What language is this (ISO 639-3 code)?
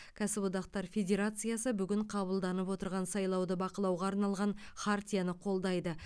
kaz